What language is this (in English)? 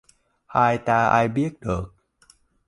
Vietnamese